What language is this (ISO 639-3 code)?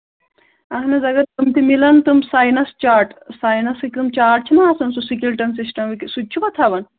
kas